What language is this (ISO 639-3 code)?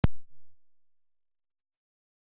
isl